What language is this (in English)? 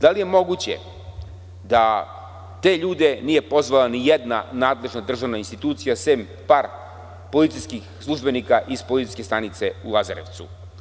Serbian